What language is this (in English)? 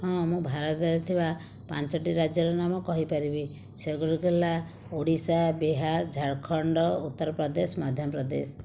Odia